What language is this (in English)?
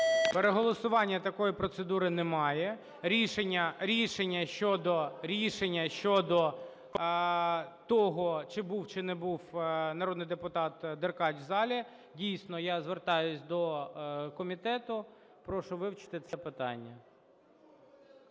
Ukrainian